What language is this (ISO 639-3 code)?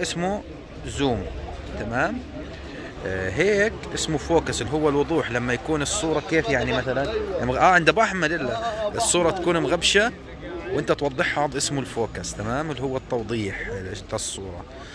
ara